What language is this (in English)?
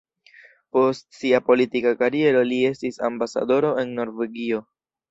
Esperanto